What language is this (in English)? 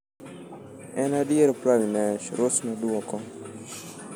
Luo (Kenya and Tanzania)